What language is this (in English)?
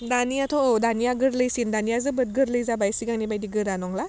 Bodo